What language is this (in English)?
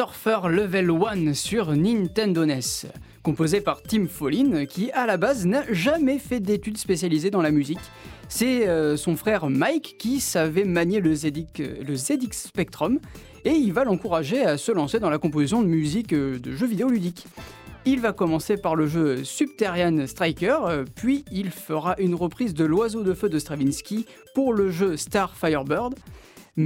French